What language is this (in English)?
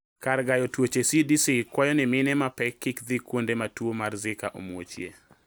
Luo (Kenya and Tanzania)